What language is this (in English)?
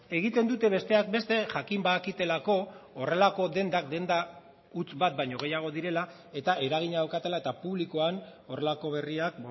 Basque